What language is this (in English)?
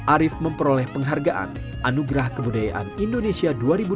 Indonesian